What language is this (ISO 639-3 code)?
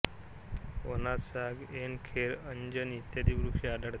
mar